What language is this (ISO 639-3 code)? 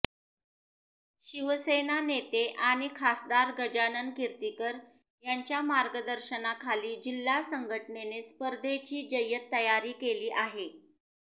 mar